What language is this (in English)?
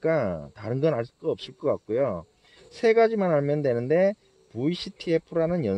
Korean